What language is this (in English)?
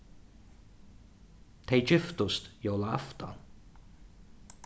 Faroese